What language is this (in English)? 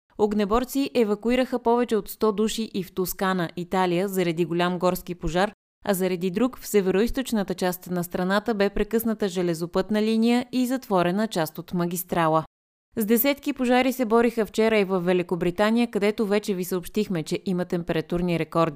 Bulgarian